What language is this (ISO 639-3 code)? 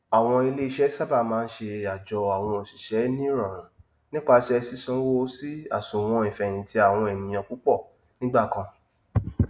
yor